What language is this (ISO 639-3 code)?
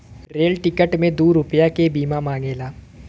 bho